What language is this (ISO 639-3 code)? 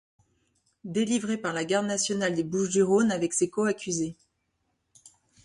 fra